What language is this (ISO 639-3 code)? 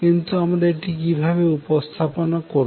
ben